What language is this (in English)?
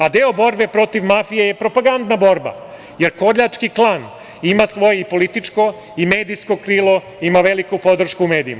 Serbian